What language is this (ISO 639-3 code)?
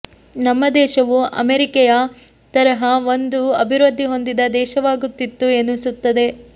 kan